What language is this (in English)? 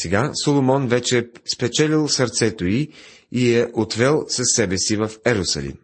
Bulgarian